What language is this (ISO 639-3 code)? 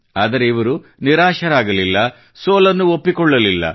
kan